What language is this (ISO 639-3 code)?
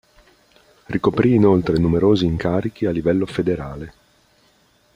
ita